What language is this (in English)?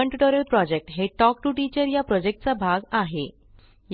Marathi